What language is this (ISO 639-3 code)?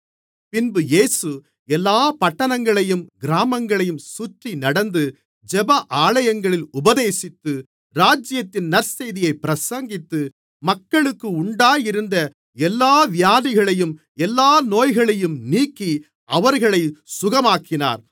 tam